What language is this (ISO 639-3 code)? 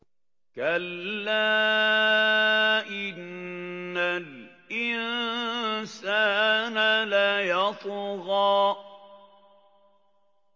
ara